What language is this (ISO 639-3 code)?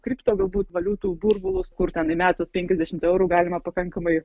lit